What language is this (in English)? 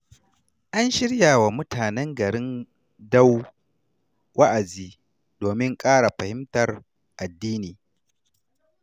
Hausa